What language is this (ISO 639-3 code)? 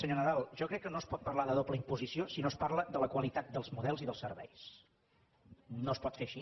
cat